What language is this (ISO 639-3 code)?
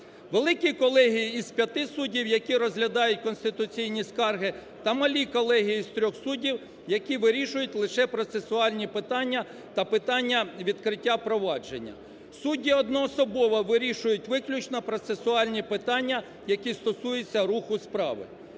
ukr